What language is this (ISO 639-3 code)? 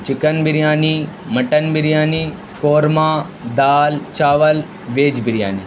urd